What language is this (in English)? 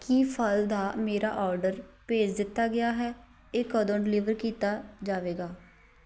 Punjabi